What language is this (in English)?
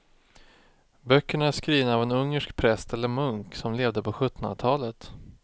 Swedish